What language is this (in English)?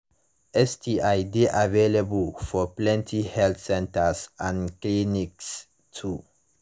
Nigerian Pidgin